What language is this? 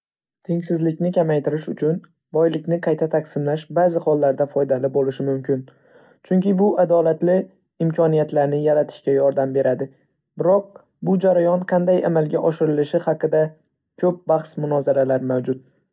Uzbek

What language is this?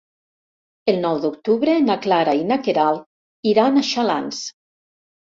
Catalan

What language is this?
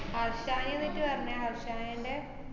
Malayalam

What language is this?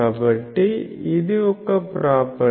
Telugu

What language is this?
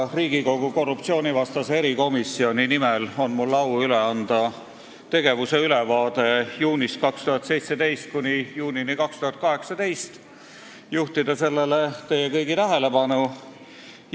Estonian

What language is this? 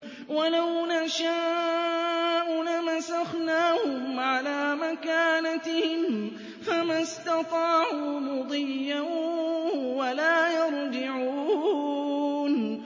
Arabic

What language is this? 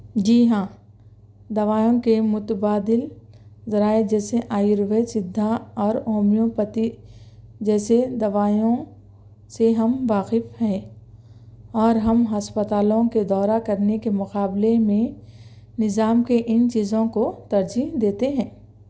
Urdu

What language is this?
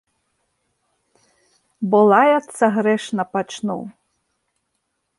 Belarusian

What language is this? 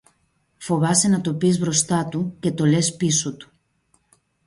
Greek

